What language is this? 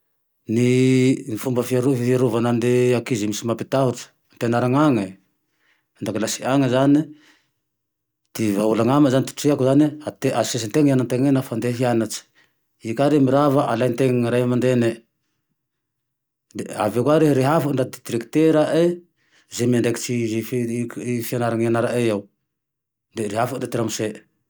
Tandroy-Mahafaly Malagasy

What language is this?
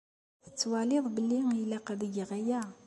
Kabyle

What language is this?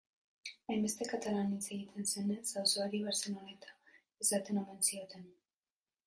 Basque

